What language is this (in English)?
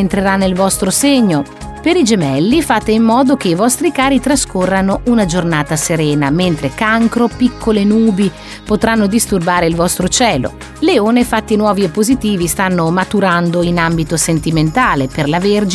Italian